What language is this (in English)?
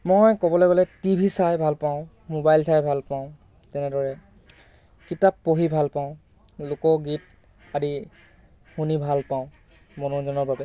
Assamese